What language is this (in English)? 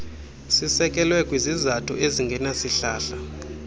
Xhosa